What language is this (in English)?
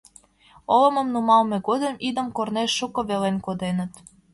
Mari